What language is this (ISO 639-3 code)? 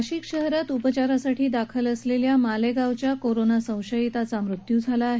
mar